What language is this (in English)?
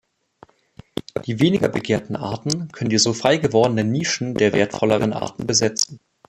German